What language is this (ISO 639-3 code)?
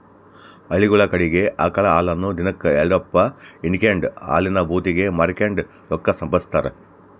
kan